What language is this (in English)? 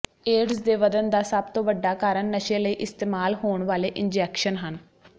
Punjabi